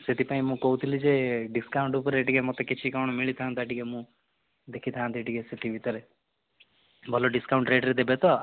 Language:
Odia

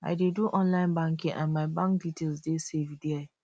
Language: Nigerian Pidgin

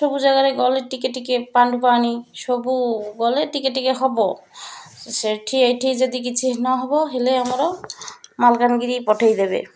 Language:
Odia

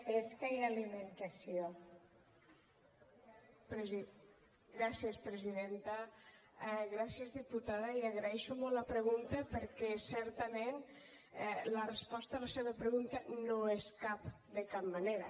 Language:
Catalan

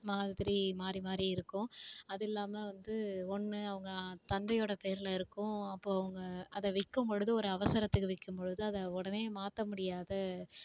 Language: Tamil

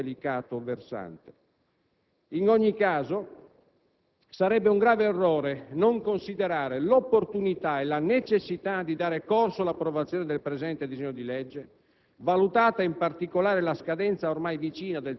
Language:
Italian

